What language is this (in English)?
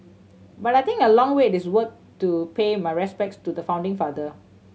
English